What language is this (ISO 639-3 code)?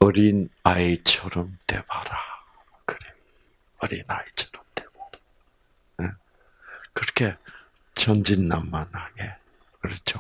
kor